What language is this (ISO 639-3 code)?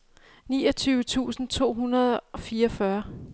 dan